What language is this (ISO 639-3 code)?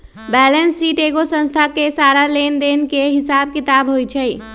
mag